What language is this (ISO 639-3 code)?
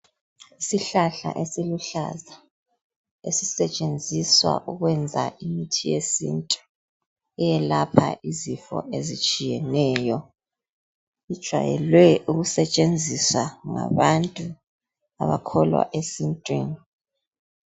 nde